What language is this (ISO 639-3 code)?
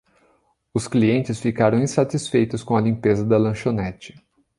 por